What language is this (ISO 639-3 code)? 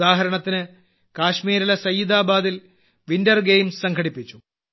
mal